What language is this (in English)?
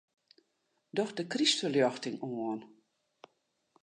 Western Frisian